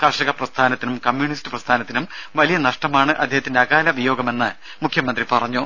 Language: Malayalam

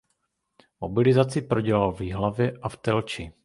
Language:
Czech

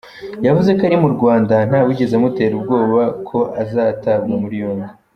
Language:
Kinyarwanda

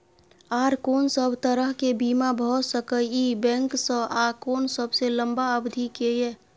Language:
Maithili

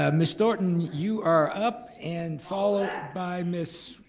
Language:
English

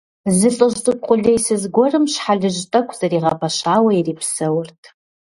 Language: Kabardian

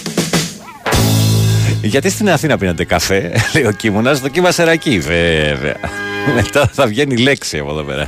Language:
Greek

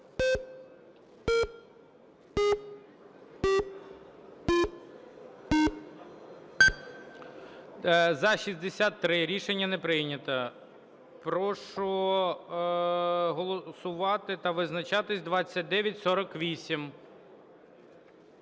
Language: Ukrainian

